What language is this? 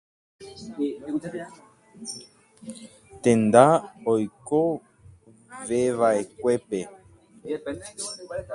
Guarani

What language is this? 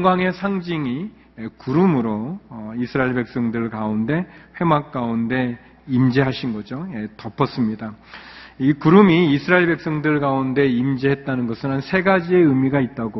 Korean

